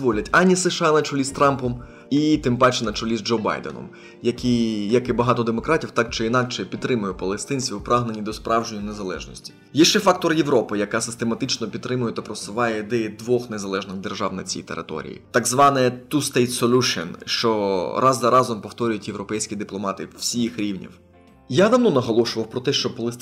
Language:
Ukrainian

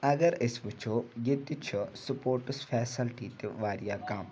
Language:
Kashmiri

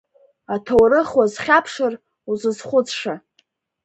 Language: Abkhazian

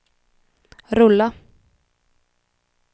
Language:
Swedish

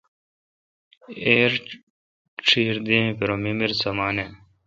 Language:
Kalkoti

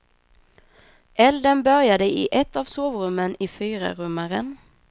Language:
Swedish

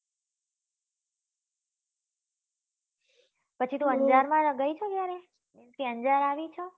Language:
Gujarati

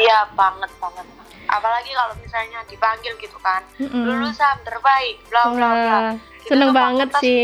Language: Indonesian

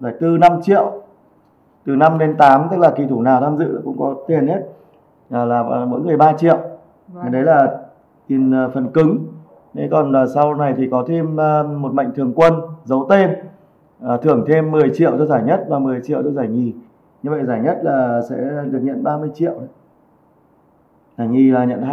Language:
Vietnamese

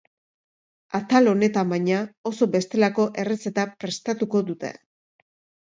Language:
Basque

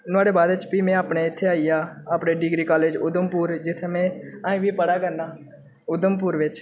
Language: Dogri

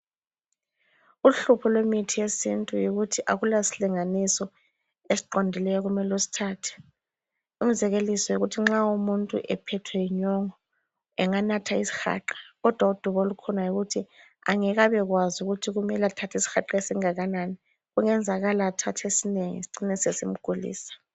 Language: North Ndebele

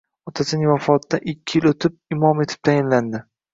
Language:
Uzbek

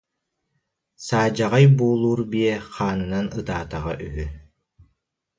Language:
Yakut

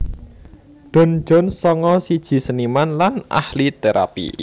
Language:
Javanese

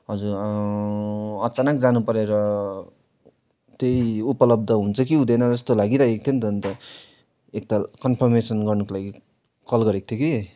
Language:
Nepali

